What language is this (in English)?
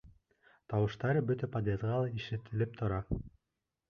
Bashkir